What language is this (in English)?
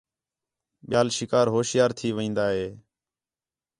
Khetrani